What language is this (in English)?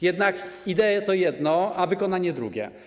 Polish